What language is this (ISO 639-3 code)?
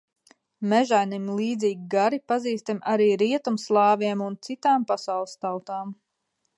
lav